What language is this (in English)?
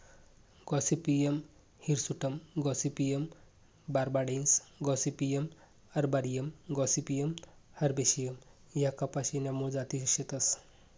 Marathi